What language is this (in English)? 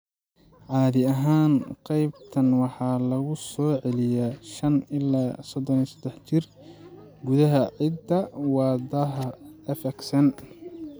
Somali